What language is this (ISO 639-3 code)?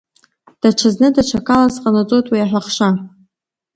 abk